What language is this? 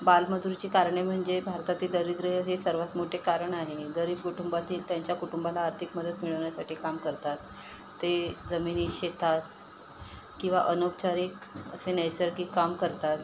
Marathi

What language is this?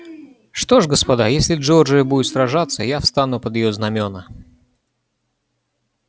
Russian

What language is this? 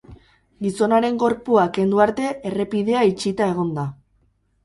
Basque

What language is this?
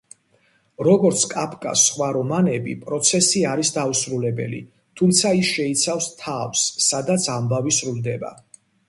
Georgian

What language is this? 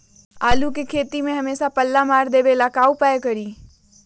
Magahi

